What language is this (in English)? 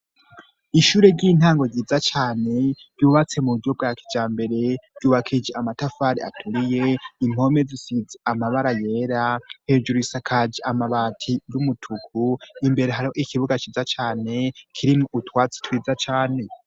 Rundi